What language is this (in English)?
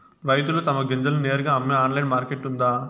Telugu